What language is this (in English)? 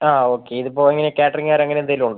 Malayalam